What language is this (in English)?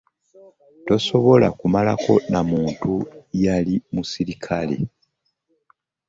Ganda